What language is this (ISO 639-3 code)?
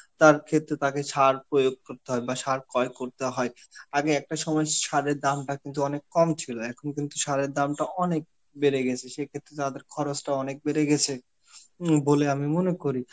ben